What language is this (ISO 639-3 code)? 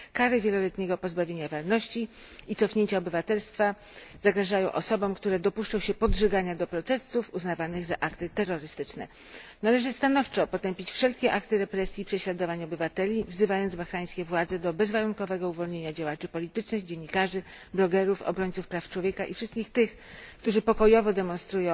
pol